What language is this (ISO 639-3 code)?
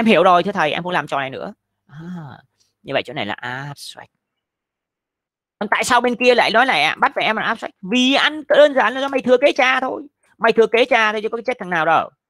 vie